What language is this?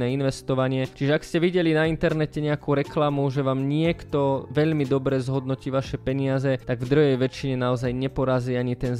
Slovak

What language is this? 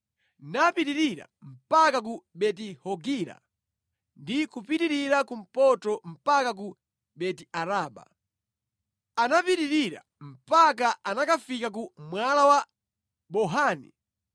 Nyanja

